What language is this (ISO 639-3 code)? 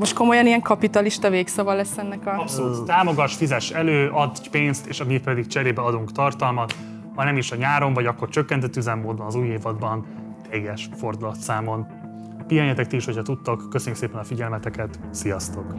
hun